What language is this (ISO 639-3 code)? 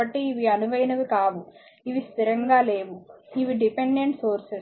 tel